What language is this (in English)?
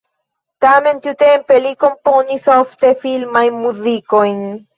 Esperanto